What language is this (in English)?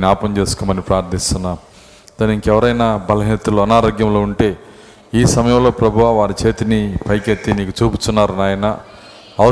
Telugu